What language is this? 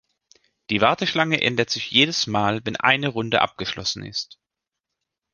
German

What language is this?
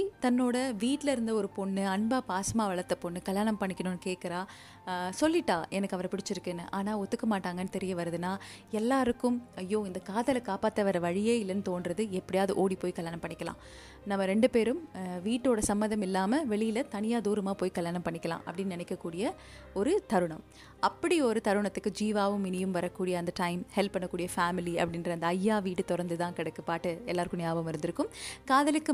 Tamil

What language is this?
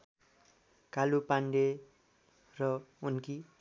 Nepali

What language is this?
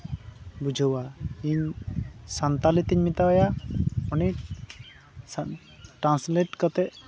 Santali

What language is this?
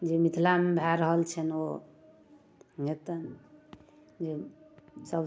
Maithili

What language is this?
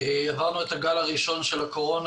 Hebrew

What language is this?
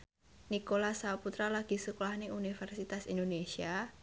Javanese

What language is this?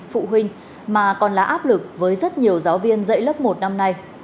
Vietnamese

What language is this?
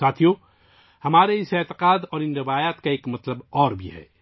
Urdu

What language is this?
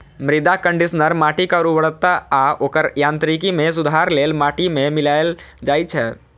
Maithili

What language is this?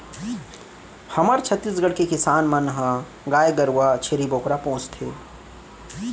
Chhattisgarhi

